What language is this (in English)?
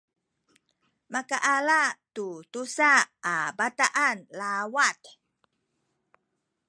Sakizaya